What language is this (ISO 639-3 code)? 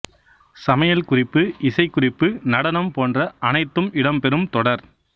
tam